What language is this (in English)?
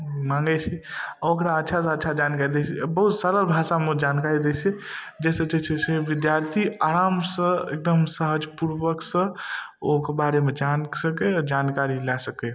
Maithili